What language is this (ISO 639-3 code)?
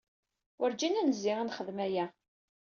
kab